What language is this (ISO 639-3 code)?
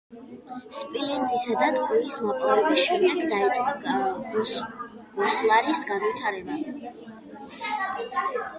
kat